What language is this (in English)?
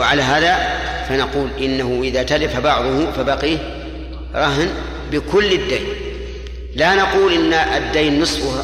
Arabic